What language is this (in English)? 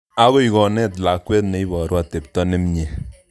Kalenjin